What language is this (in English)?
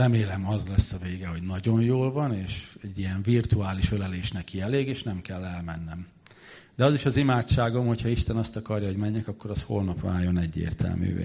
Hungarian